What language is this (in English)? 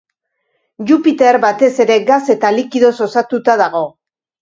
Basque